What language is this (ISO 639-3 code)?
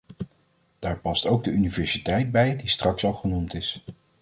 nld